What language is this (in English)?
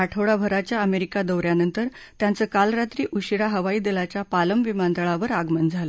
Marathi